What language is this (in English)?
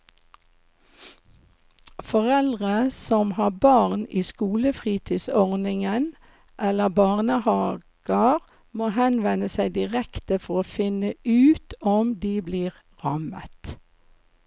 Norwegian